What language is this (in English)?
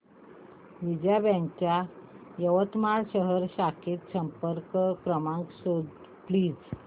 Marathi